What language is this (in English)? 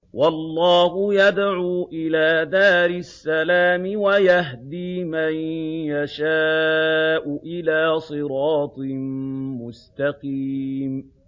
Arabic